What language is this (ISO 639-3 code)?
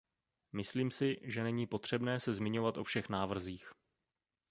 ces